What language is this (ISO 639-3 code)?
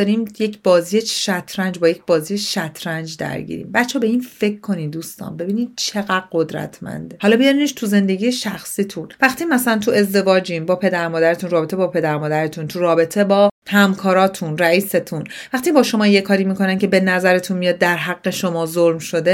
fas